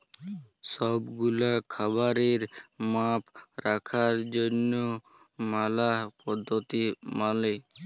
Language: Bangla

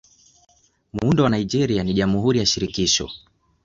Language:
Swahili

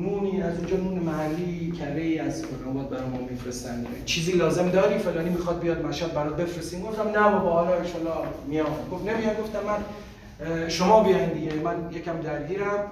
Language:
Persian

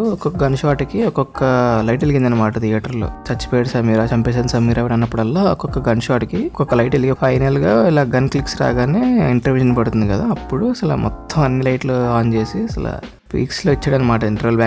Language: Telugu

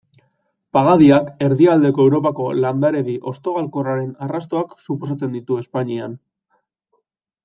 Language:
Basque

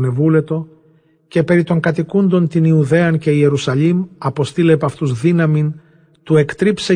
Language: Greek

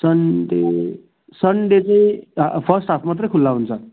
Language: Nepali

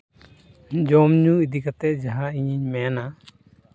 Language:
Santali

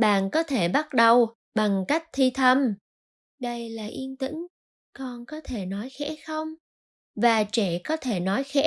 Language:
Vietnamese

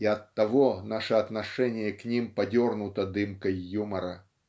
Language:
Russian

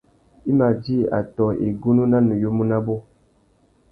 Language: Tuki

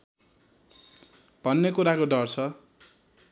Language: Nepali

